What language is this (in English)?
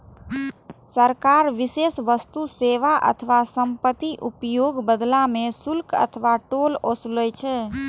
Maithili